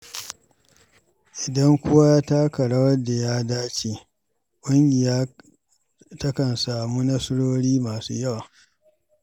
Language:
Hausa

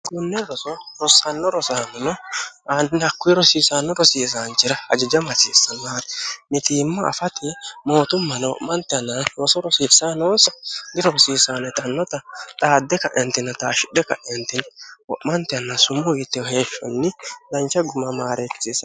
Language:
Sidamo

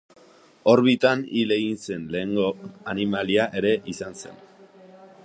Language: Basque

